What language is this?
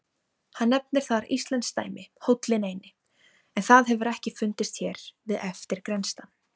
Icelandic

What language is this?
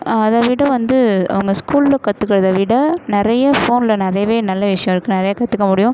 Tamil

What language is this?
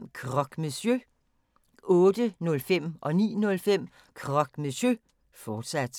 Danish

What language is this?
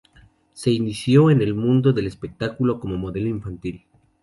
Spanish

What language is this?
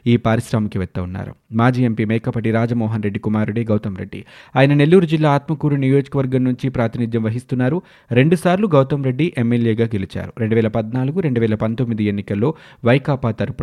Telugu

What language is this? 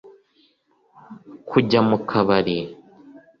Kinyarwanda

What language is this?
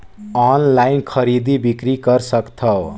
Chhattisgarhi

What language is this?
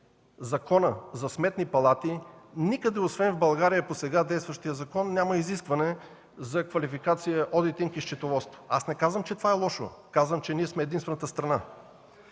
Bulgarian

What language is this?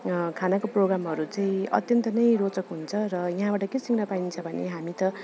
Nepali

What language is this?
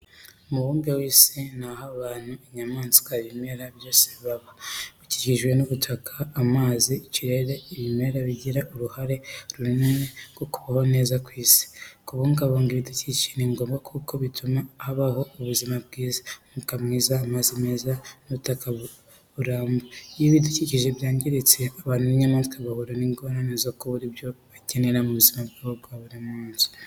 Kinyarwanda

